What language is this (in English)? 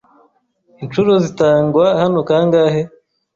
Kinyarwanda